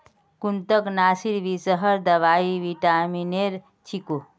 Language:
Magahi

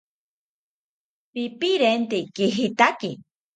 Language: South Ucayali Ashéninka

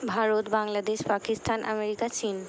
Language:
Bangla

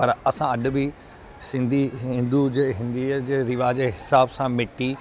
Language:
Sindhi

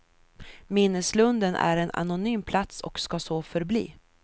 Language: Swedish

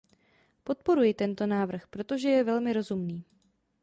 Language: Czech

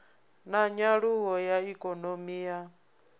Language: Venda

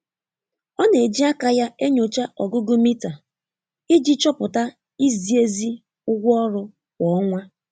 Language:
Igbo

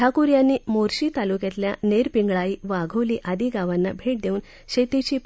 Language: Marathi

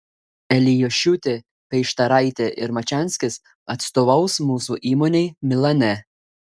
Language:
Lithuanian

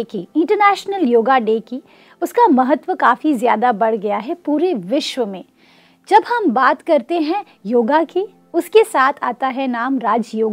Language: Hindi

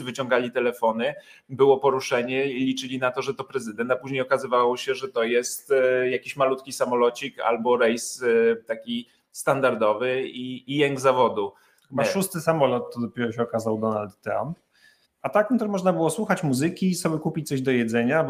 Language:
Polish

